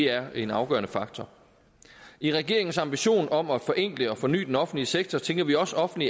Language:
Danish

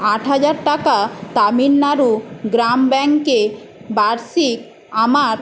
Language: Bangla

